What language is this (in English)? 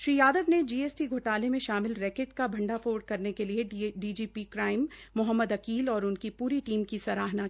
Hindi